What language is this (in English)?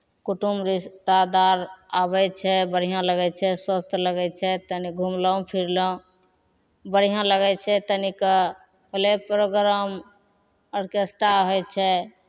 Maithili